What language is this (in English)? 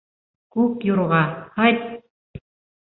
Bashkir